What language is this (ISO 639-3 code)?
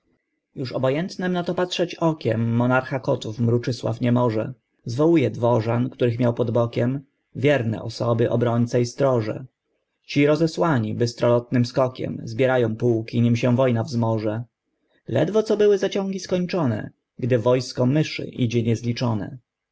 pol